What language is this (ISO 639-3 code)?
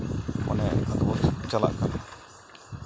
sat